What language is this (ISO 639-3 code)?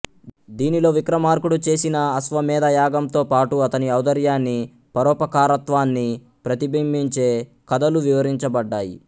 tel